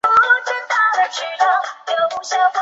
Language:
Chinese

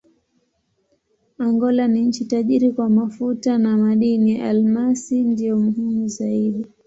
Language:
Swahili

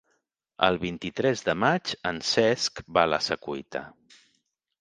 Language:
Catalan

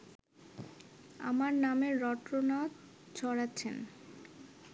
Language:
Bangla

